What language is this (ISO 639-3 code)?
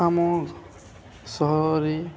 ori